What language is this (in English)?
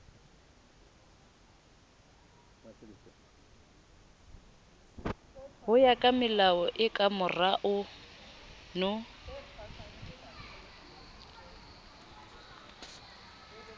Southern Sotho